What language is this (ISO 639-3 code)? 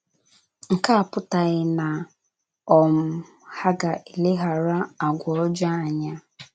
ibo